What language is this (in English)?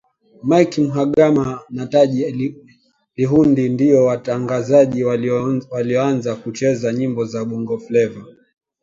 Swahili